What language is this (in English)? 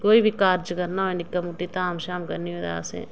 Dogri